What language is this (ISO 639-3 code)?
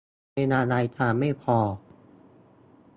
tha